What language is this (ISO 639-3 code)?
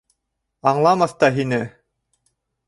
bak